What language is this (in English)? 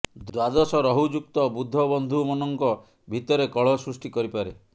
Odia